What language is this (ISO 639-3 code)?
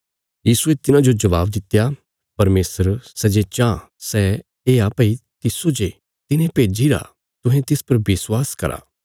kfs